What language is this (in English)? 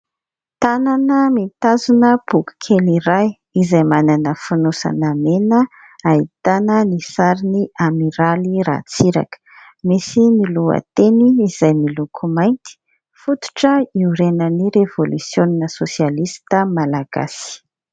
Malagasy